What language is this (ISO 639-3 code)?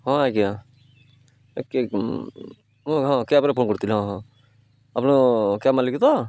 ori